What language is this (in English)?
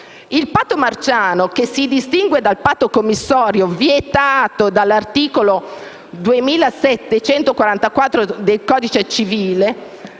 Italian